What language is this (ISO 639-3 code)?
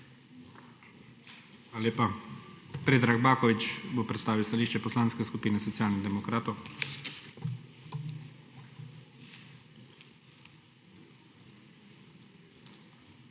slv